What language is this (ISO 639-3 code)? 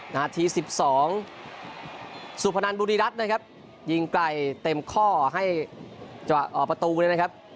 tha